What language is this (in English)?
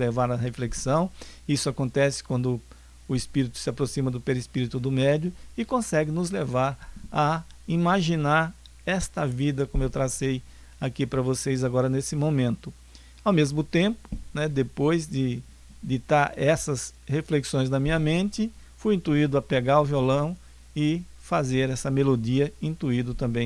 Portuguese